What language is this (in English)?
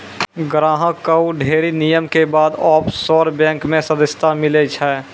Maithili